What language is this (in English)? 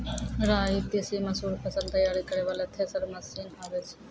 Maithili